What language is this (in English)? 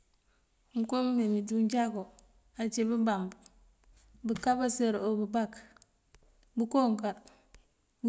Mandjak